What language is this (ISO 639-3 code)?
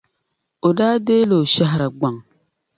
dag